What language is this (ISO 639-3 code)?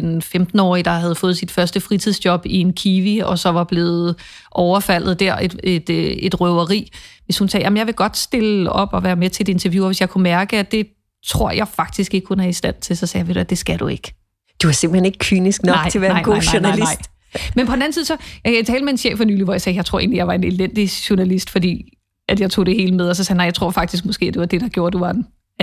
dan